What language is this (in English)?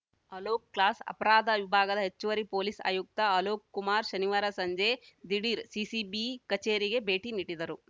Kannada